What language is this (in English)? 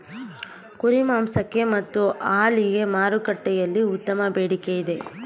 Kannada